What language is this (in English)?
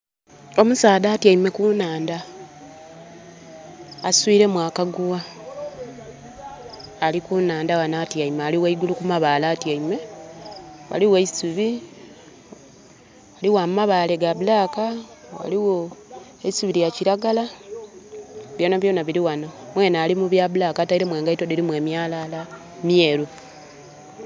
Soga